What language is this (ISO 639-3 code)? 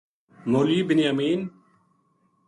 gju